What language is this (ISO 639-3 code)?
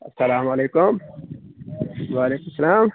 kas